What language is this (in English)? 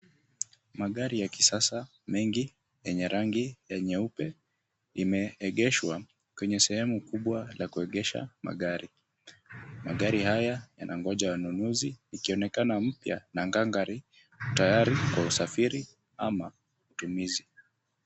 Swahili